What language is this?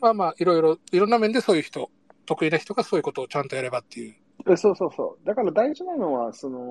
Japanese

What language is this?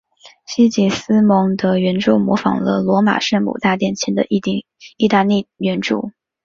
Chinese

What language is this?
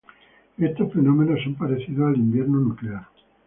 Spanish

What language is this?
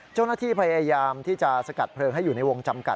Thai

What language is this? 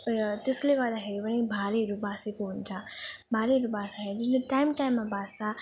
Nepali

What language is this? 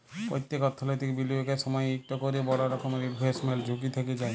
Bangla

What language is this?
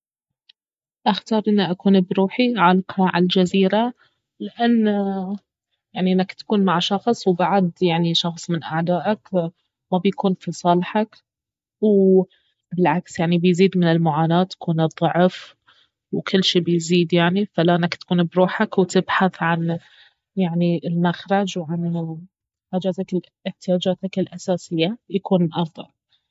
Baharna Arabic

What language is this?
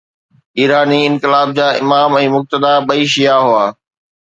Sindhi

